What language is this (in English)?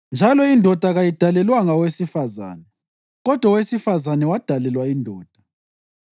North Ndebele